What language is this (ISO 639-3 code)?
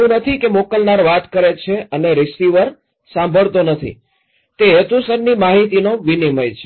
guj